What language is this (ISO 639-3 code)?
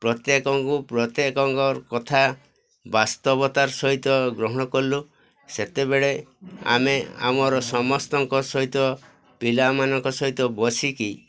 ori